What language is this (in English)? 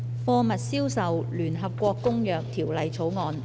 Cantonese